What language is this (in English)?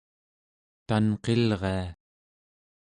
Central Yupik